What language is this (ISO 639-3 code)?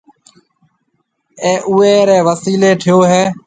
mve